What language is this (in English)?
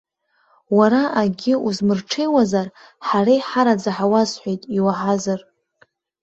Abkhazian